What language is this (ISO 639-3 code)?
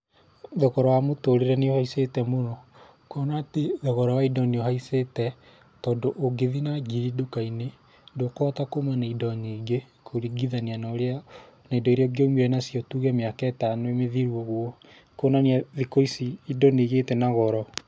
kik